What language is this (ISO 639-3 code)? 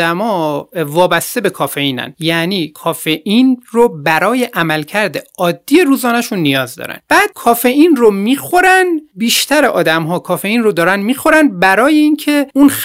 fas